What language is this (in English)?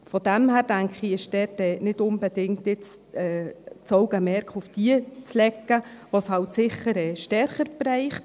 Swiss German